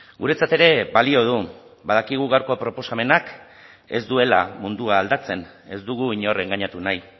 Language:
Basque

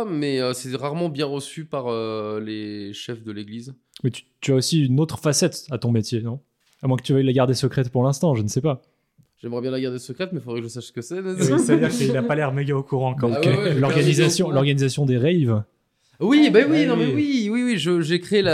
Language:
French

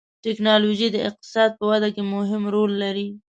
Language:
Pashto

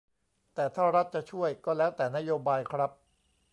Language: Thai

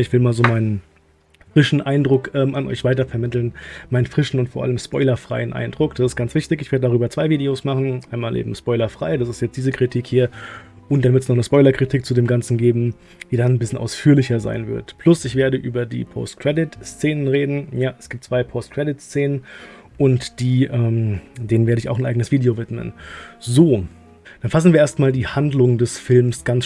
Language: German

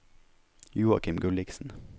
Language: Norwegian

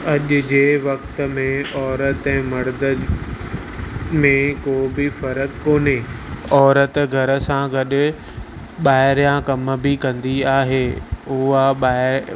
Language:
Sindhi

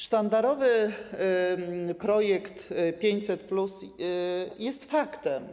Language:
Polish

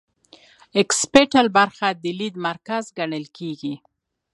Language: Pashto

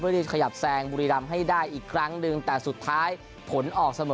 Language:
Thai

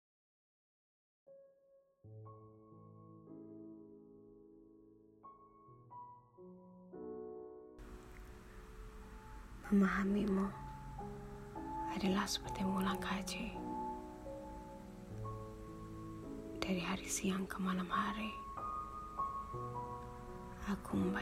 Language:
Malay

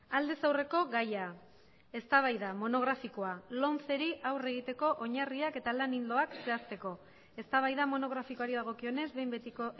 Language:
Basque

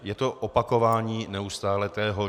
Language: Czech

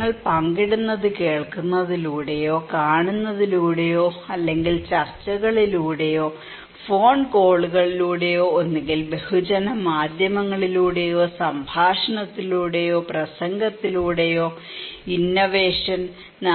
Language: Malayalam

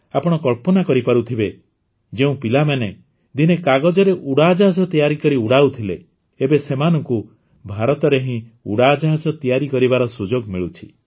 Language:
Odia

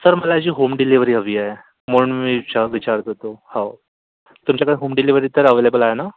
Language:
Marathi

